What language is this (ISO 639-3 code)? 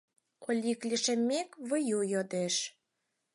chm